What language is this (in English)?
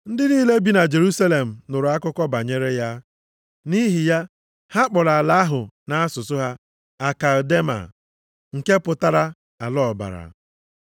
Igbo